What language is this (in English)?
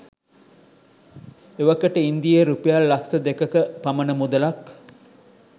Sinhala